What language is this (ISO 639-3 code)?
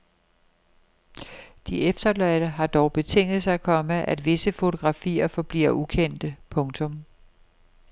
dan